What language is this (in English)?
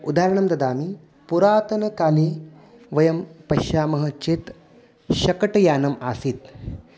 Sanskrit